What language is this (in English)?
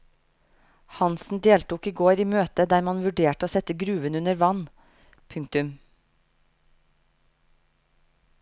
Norwegian